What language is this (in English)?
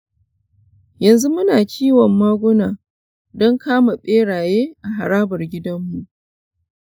Hausa